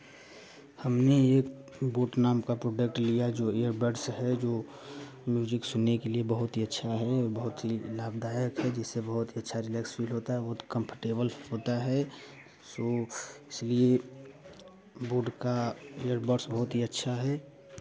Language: Hindi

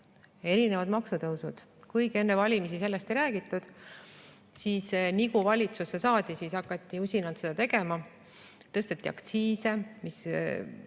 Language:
Estonian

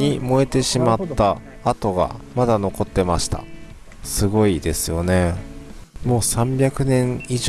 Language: Japanese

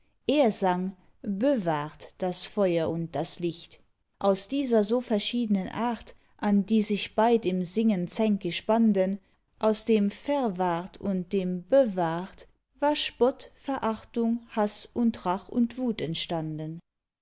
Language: German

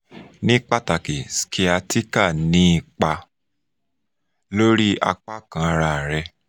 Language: Yoruba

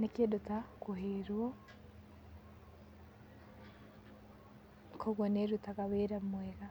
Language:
Kikuyu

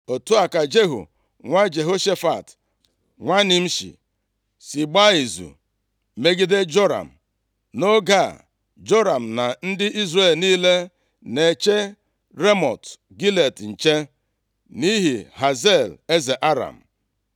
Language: Igbo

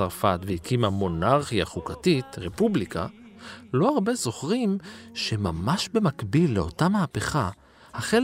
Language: Hebrew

